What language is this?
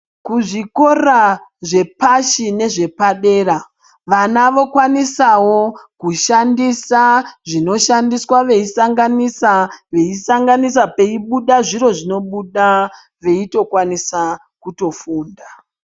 Ndau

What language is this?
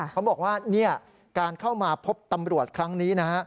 Thai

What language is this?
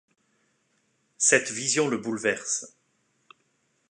French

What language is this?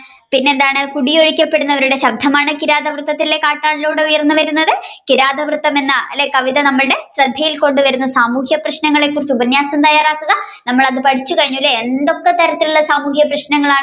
Malayalam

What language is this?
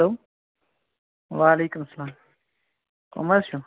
Kashmiri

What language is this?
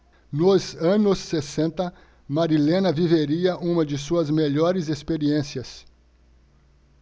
Portuguese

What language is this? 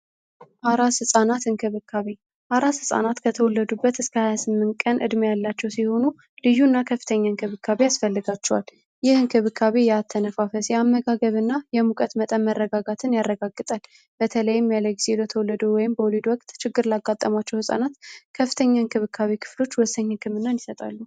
Amharic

